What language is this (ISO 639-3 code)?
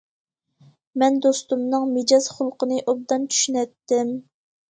uig